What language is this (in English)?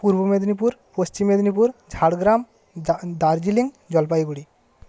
Bangla